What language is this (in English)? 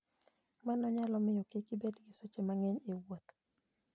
Luo (Kenya and Tanzania)